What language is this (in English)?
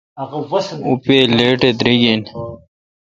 Kalkoti